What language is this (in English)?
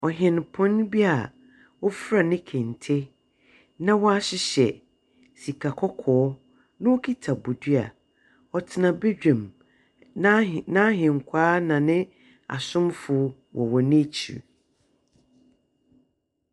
Akan